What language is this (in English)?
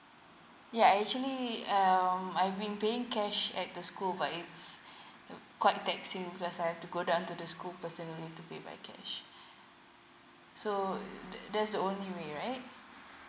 English